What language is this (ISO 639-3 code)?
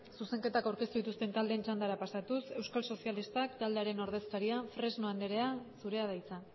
eus